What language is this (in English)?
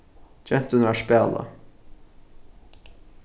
Faroese